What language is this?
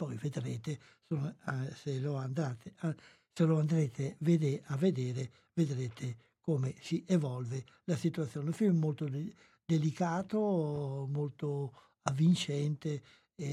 Italian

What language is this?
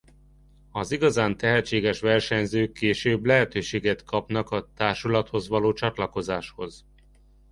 Hungarian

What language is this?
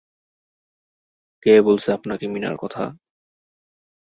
Bangla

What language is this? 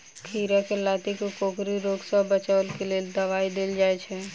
Maithili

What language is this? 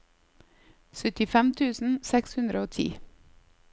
Norwegian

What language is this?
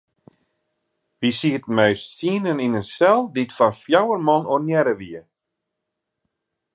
Western Frisian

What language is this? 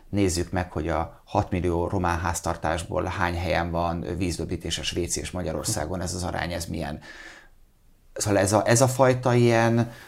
Hungarian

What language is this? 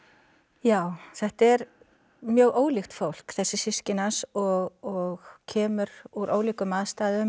Icelandic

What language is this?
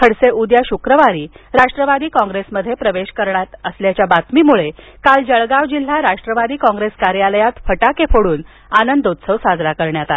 Marathi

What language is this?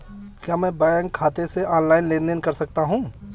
Hindi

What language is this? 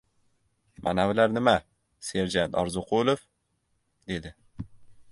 Uzbek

